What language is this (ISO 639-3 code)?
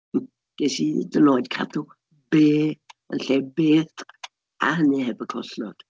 cym